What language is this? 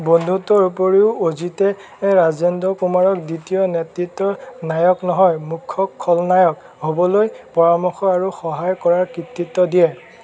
Assamese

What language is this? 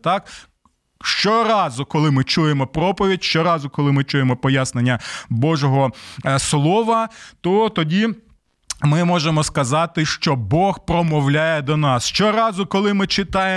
Ukrainian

